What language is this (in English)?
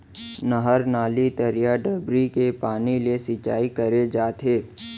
Chhattisgarhi